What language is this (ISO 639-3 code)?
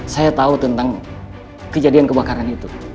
ind